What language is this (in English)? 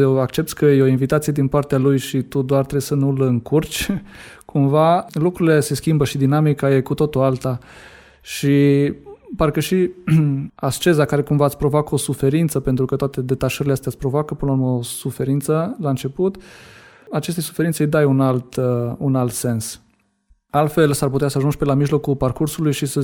Romanian